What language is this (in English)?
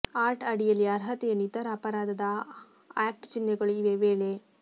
Kannada